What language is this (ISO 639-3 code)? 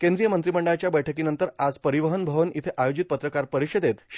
mar